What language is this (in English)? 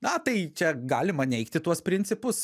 Lithuanian